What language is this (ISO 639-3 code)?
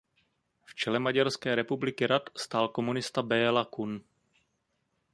ces